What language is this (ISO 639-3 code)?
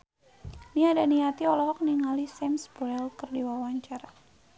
sun